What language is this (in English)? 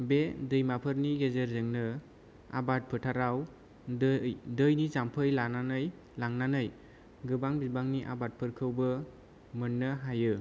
Bodo